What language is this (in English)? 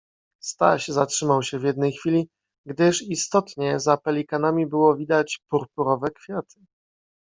Polish